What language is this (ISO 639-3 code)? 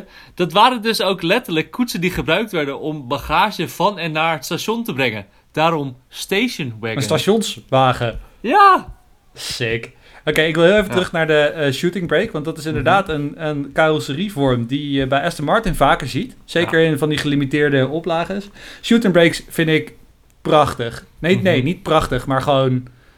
nld